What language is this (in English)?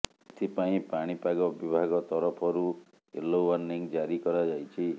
Odia